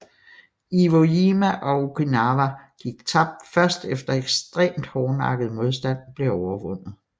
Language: Danish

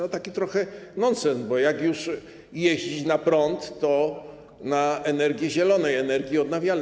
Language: Polish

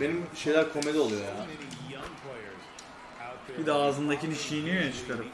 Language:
Turkish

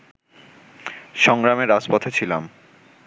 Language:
Bangla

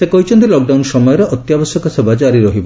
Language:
Odia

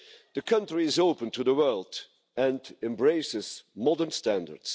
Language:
English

